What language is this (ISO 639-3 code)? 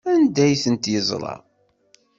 kab